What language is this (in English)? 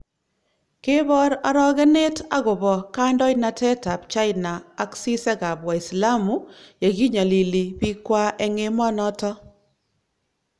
Kalenjin